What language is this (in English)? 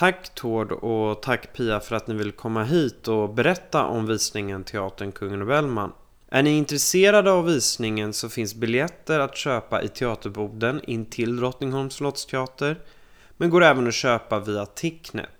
Swedish